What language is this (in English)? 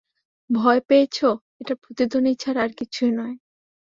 Bangla